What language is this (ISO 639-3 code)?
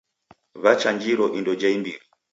dav